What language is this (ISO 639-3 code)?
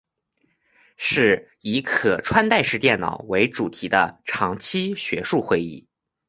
zho